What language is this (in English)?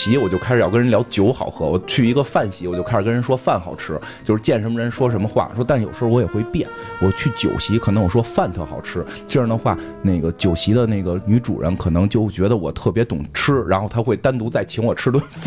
Chinese